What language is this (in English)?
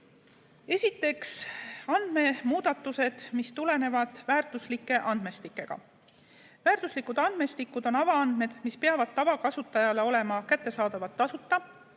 Estonian